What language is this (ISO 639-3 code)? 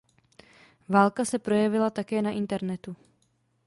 ces